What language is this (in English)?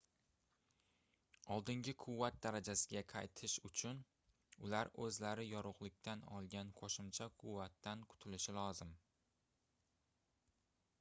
Uzbek